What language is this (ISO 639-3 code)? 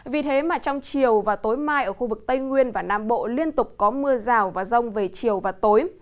vie